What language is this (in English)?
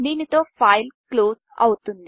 Telugu